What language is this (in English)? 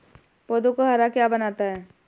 Hindi